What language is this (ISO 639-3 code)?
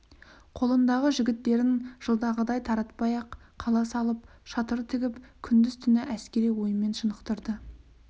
kaz